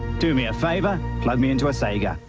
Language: English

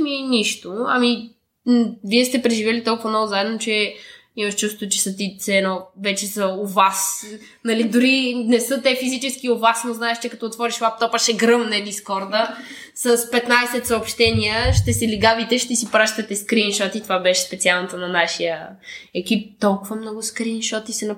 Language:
Bulgarian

